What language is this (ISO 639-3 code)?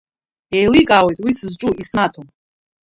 abk